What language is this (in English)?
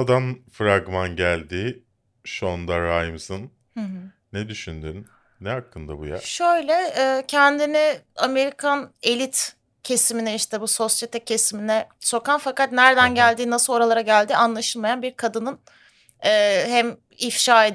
Turkish